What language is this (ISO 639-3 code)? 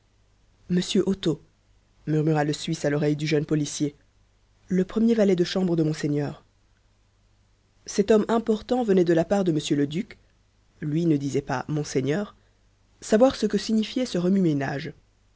fra